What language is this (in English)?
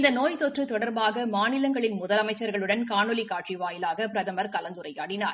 Tamil